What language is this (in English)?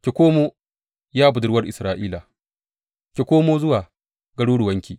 Hausa